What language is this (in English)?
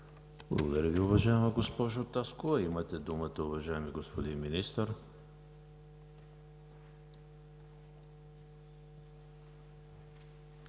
Bulgarian